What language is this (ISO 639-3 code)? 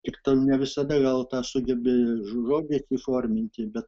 lit